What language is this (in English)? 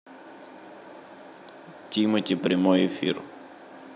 Russian